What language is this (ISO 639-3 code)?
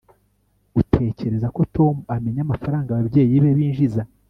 kin